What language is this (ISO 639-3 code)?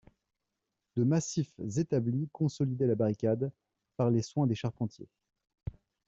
fra